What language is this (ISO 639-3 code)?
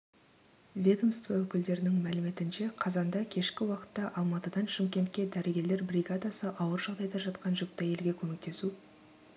kaz